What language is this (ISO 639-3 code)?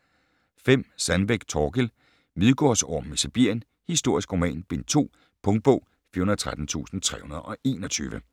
dan